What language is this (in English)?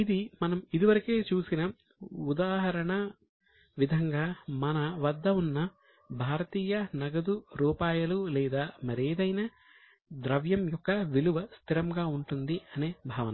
Telugu